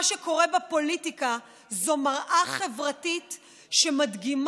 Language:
Hebrew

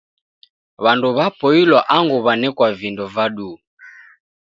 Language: Taita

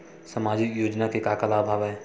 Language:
Chhattisgarhi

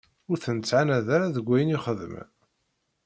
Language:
Kabyle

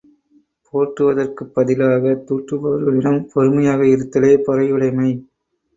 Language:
Tamil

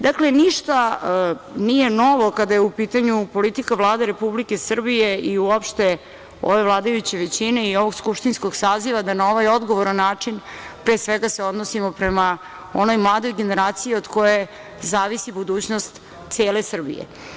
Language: Serbian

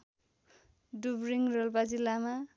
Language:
Nepali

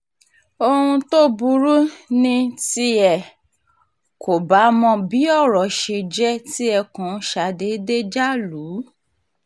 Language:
Yoruba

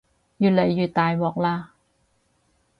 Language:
Cantonese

